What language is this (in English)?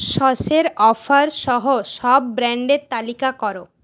Bangla